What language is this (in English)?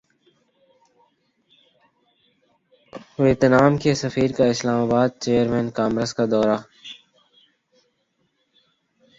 Urdu